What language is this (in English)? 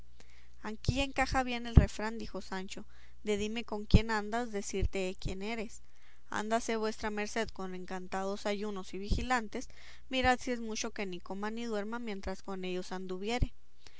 Spanish